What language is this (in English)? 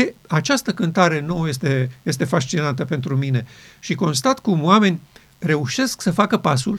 Romanian